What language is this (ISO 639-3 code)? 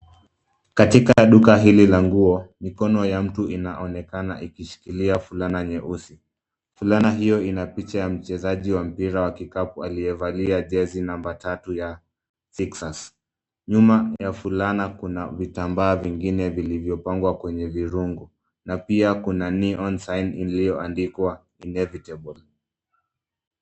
swa